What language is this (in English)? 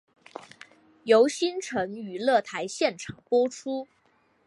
Chinese